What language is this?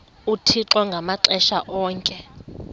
Xhosa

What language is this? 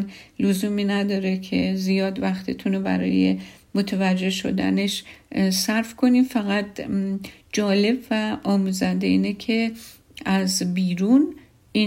Persian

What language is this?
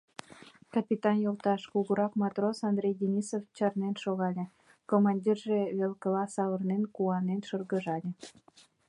Mari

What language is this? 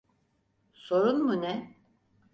Turkish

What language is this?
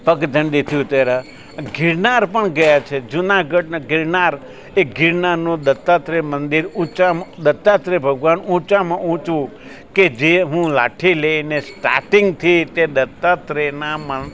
Gujarati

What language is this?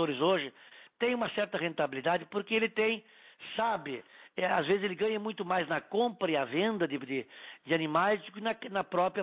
Portuguese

